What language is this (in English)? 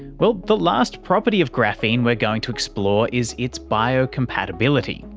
English